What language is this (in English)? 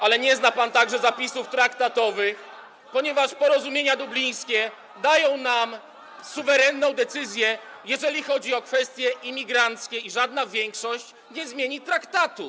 Polish